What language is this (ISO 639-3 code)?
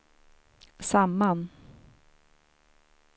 swe